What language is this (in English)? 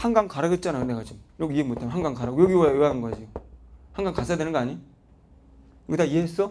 Korean